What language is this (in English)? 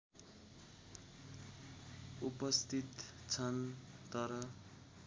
Nepali